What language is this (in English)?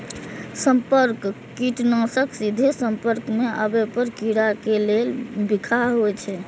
Maithili